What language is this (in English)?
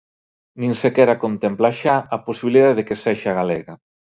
Galician